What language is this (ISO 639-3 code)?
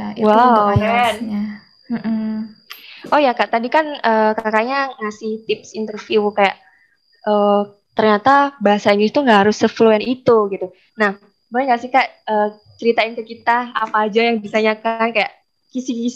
ind